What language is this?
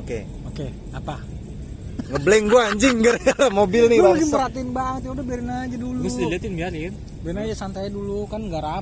Indonesian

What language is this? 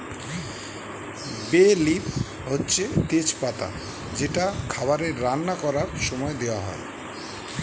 Bangla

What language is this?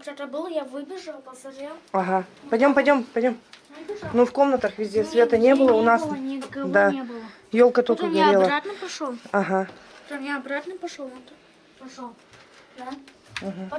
Russian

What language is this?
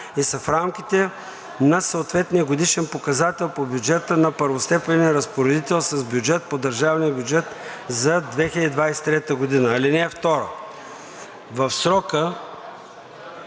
Bulgarian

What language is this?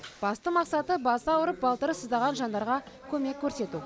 Kazakh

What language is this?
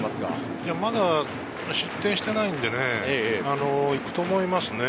Japanese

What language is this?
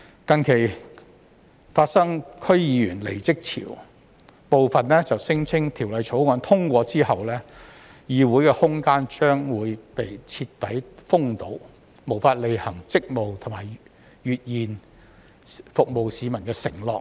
Cantonese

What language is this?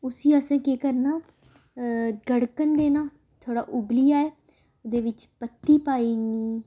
Dogri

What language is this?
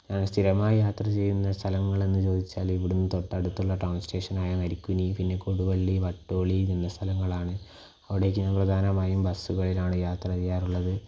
Malayalam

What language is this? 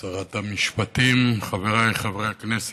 Hebrew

